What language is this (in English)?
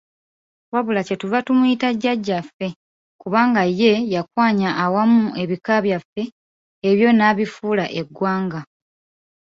Ganda